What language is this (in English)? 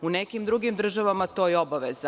Serbian